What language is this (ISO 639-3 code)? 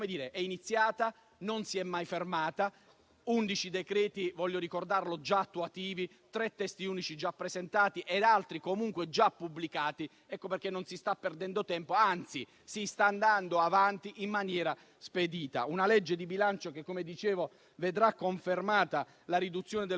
ita